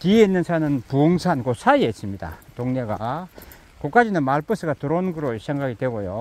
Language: Korean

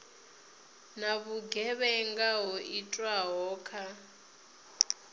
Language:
Venda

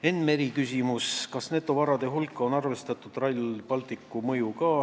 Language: Estonian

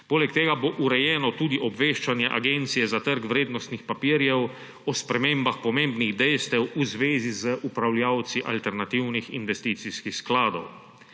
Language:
Slovenian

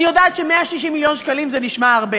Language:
Hebrew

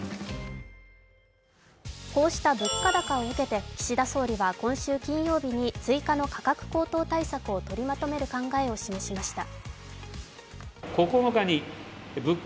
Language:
Japanese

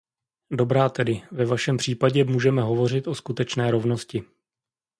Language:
Czech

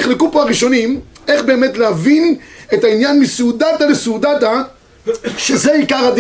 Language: Hebrew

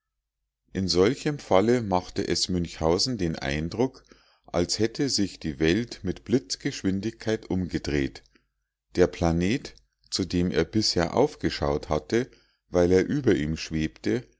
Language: German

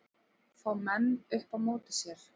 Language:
Icelandic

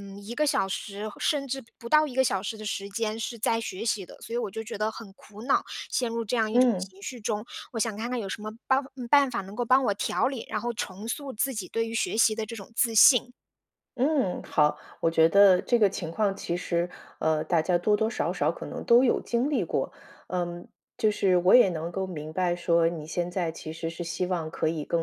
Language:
Chinese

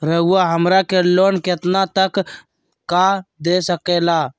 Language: Magahi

